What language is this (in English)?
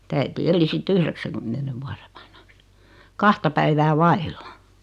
Finnish